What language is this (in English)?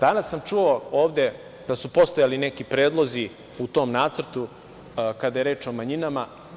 Serbian